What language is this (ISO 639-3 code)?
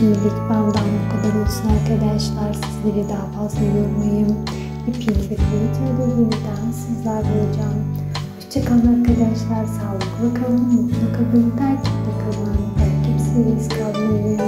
tur